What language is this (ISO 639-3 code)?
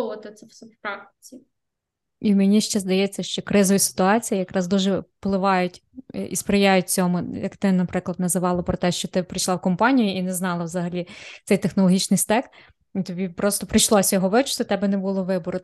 ukr